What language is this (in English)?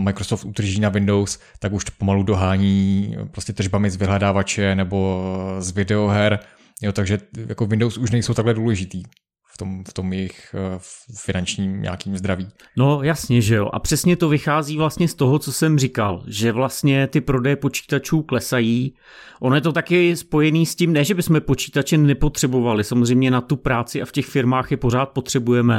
Czech